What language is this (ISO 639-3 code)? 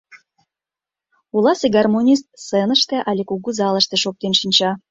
chm